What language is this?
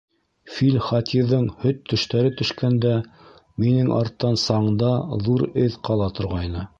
Bashkir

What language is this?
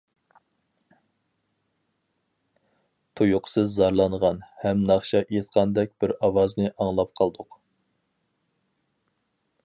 Uyghur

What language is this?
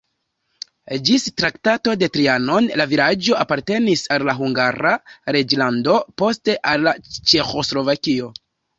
Esperanto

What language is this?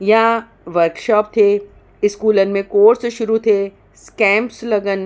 Sindhi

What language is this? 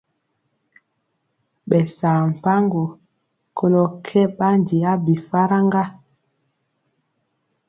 Mpiemo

